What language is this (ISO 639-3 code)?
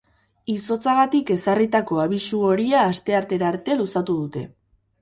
eus